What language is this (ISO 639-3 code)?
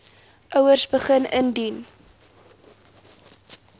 afr